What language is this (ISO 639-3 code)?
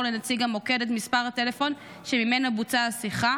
heb